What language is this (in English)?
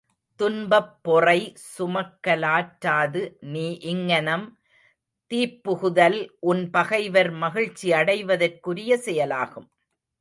Tamil